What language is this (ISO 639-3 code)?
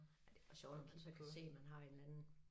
dan